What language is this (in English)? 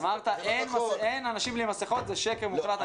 Hebrew